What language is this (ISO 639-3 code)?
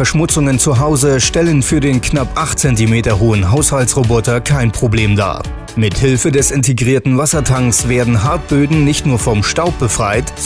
deu